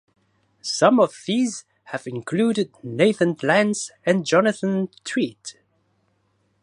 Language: English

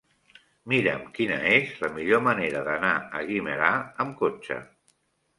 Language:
Catalan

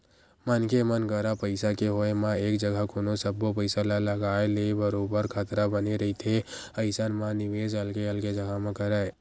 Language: Chhattisgarhi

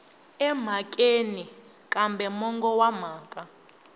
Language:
Tsonga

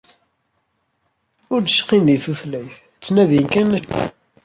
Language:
Kabyle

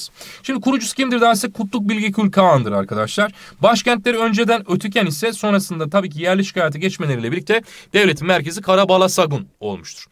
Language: Turkish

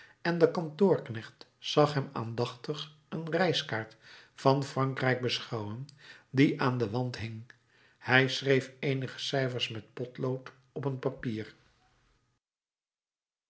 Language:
Dutch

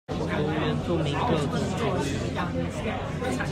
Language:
Chinese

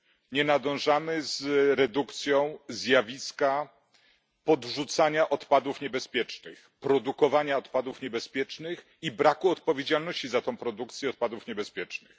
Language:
Polish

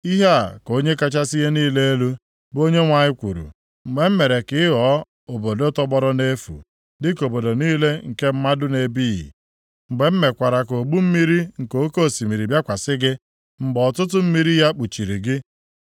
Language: Igbo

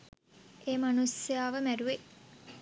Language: Sinhala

